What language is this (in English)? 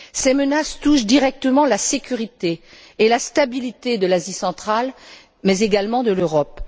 French